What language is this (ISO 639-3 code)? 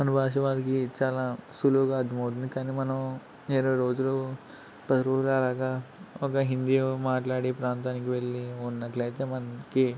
tel